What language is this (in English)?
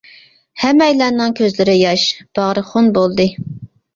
Uyghur